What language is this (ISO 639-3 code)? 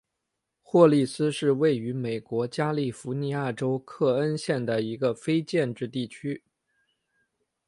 zho